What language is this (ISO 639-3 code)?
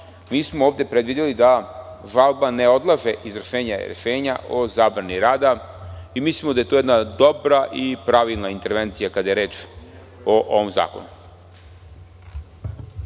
srp